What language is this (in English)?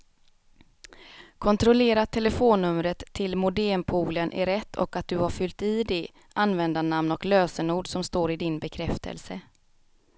Swedish